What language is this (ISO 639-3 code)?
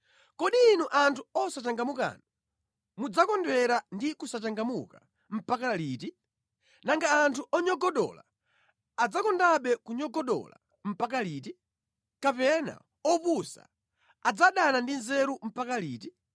nya